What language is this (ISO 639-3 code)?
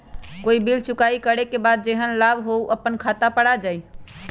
mag